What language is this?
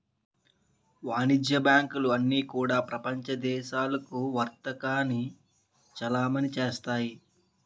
Telugu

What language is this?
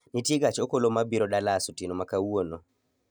Luo (Kenya and Tanzania)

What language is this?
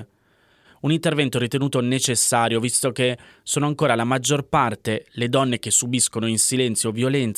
Italian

